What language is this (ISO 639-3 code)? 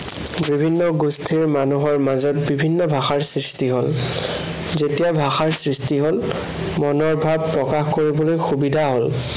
asm